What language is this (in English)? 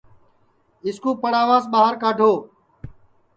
Sansi